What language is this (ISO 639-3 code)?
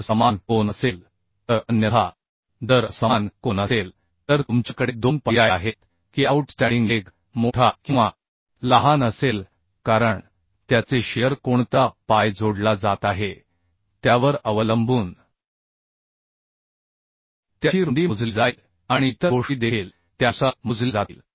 mar